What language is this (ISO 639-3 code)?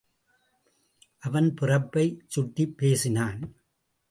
tam